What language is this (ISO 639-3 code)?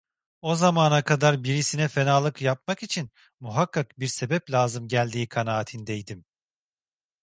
tur